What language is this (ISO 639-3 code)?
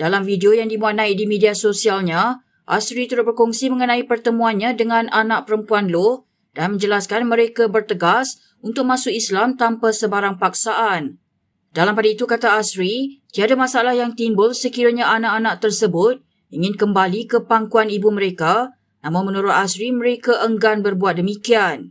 msa